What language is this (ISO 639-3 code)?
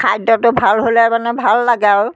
asm